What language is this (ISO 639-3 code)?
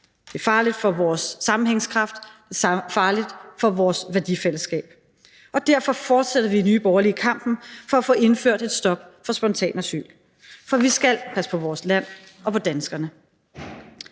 dan